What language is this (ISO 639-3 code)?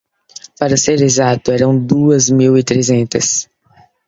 por